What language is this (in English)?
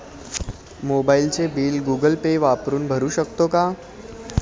Marathi